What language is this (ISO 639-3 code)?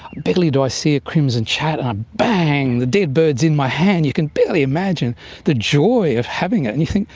eng